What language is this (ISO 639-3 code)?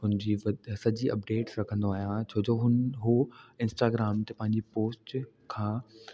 snd